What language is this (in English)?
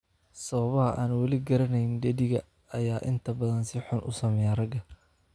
Somali